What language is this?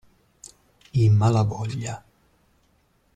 Italian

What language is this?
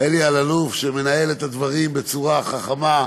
Hebrew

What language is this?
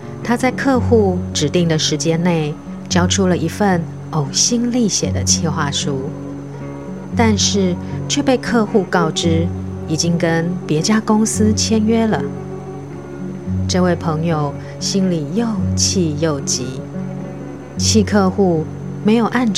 Chinese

